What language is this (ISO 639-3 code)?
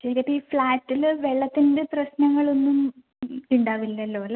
mal